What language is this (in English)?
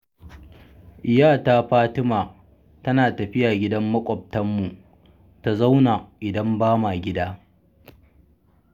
Hausa